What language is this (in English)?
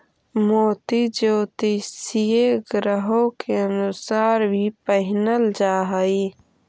Magahi